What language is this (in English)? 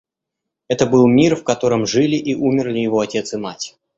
Russian